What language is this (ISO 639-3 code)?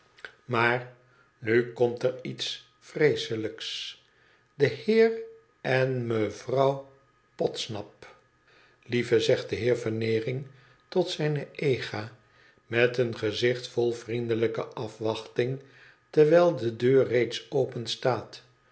nld